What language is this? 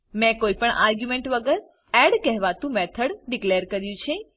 Gujarati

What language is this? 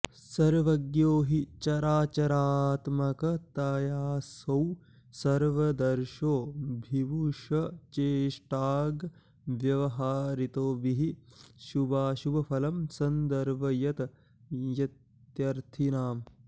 Sanskrit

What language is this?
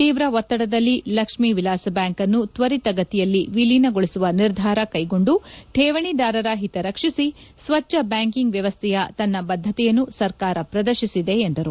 Kannada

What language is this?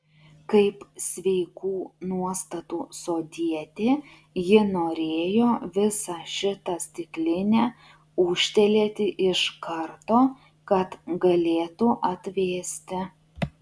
Lithuanian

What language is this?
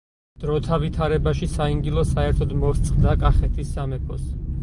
Georgian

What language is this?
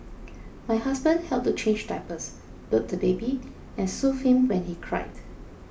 English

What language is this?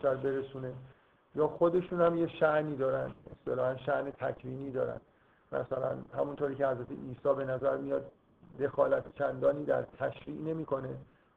Persian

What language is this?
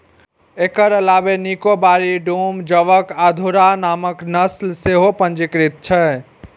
Maithili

